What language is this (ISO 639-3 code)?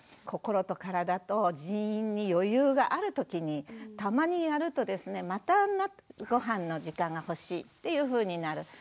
jpn